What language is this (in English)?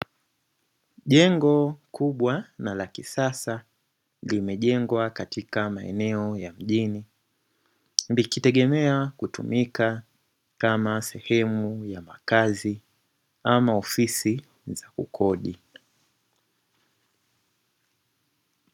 Swahili